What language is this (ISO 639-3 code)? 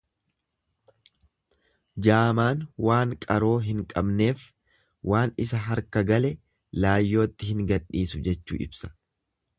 orm